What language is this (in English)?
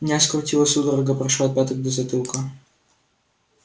Russian